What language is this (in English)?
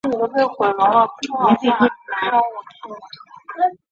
Chinese